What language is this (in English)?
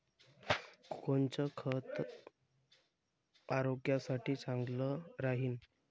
Marathi